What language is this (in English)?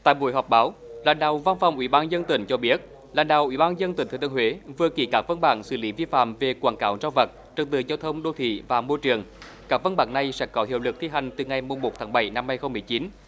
Vietnamese